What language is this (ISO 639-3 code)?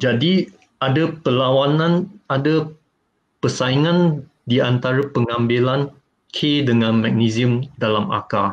msa